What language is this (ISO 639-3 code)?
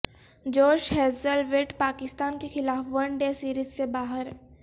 urd